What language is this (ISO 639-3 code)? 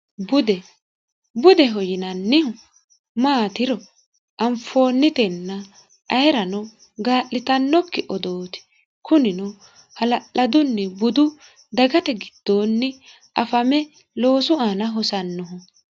sid